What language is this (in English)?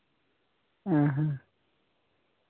Santali